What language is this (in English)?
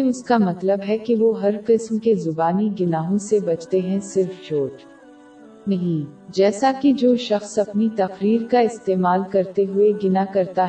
Urdu